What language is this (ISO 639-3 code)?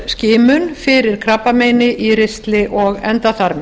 isl